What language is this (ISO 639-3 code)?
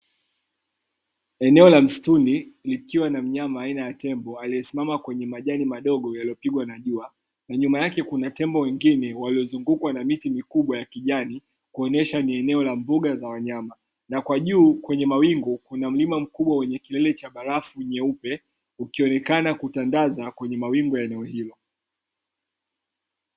swa